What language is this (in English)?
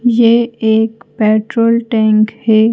Hindi